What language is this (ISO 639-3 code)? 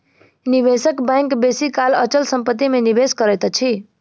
mai